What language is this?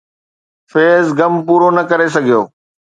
Sindhi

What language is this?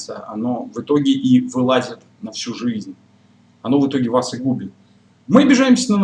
Russian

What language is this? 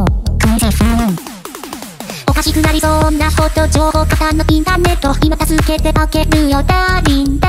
Japanese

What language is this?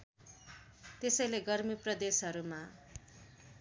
Nepali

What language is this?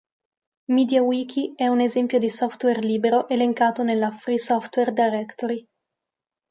Italian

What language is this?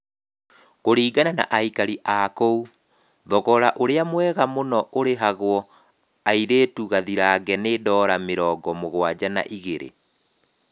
Kikuyu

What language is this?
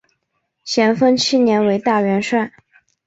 Chinese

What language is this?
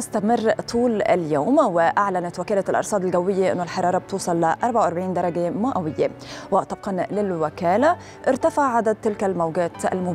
Arabic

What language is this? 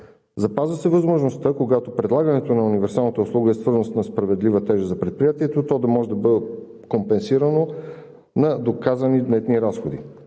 Bulgarian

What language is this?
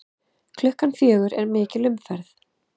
Icelandic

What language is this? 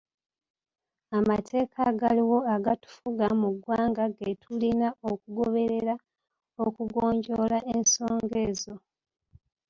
Ganda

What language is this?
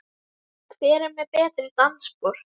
Icelandic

